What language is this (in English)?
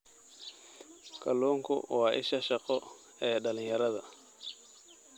Somali